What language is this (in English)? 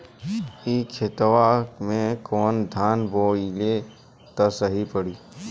Bhojpuri